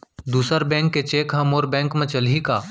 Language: Chhattisgarhi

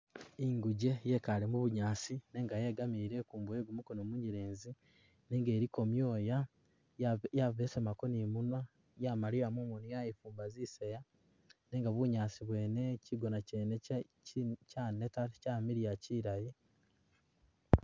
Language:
Masaaba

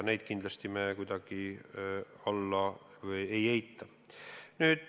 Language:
Estonian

